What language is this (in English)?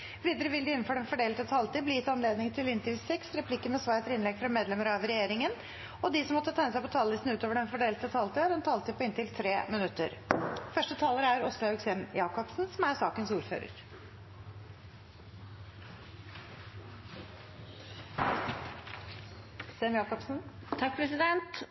Norwegian Bokmål